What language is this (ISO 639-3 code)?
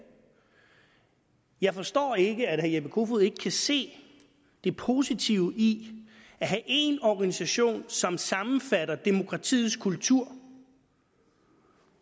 dan